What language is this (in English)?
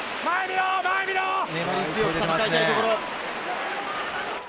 Japanese